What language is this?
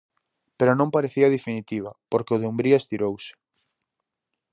Galician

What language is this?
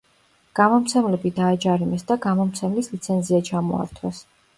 Georgian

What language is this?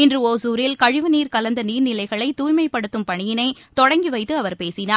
Tamil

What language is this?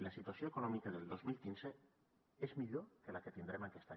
Catalan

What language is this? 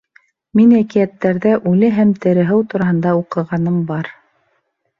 Bashkir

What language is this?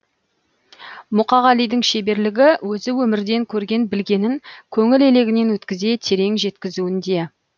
Kazakh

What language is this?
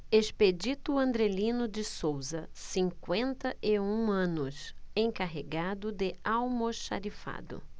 Portuguese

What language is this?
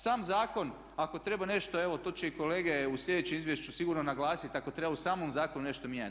Croatian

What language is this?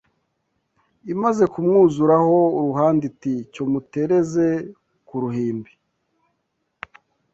Kinyarwanda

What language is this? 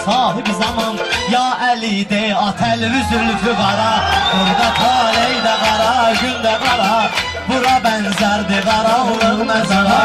Bulgarian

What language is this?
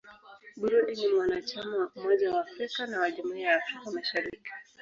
Swahili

